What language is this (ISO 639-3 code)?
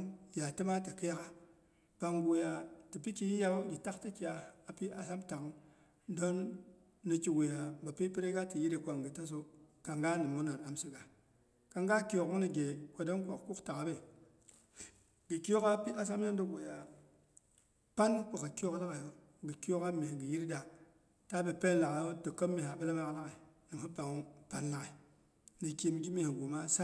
bux